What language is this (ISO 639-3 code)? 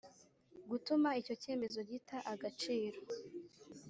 kin